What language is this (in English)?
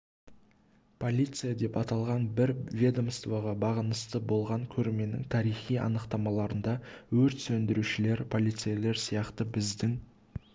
Kazakh